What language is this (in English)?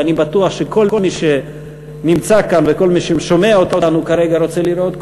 Hebrew